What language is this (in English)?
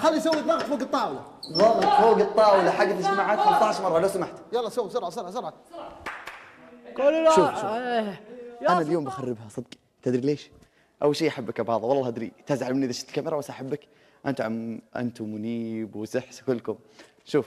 Arabic